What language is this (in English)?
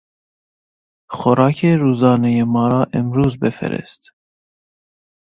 Persian